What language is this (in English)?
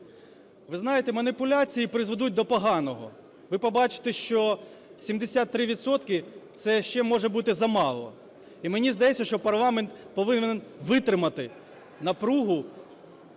Ukrainian